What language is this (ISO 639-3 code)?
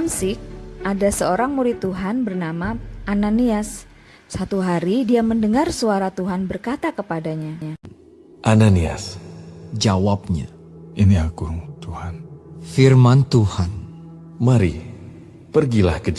ind